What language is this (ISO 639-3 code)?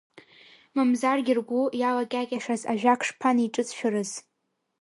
abk